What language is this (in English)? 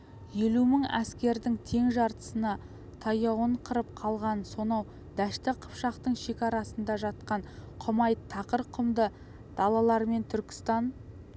Kazakh